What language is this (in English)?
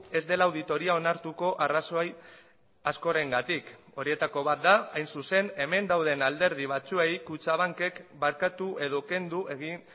Basque